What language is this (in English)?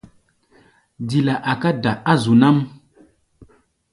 Gbaya